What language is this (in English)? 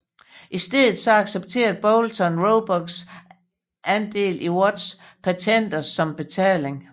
Danish